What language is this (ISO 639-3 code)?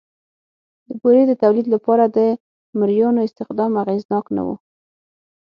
pus